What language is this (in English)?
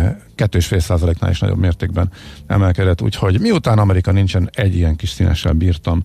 Hungarian